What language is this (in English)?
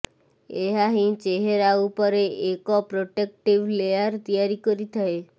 Odia